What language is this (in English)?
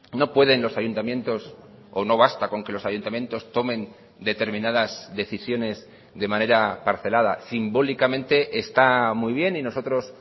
Spanish